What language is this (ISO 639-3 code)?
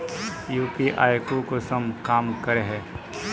mag